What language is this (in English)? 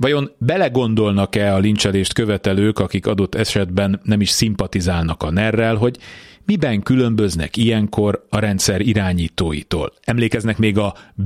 Hungarian